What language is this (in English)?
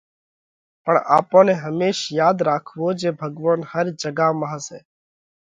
Parkari Koli